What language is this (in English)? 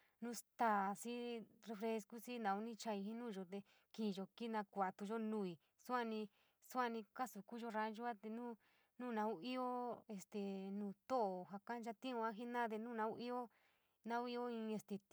San Miguel El Grande Mixtec